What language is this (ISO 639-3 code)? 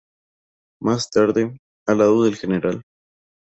spa